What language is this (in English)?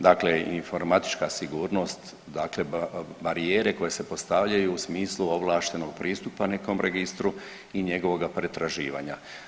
Croatian